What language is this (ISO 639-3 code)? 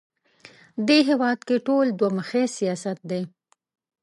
pus